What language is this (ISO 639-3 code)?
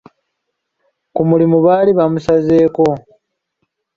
lug